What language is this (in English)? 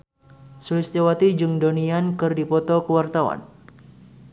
Sundanese